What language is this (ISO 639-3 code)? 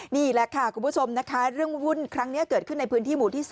tha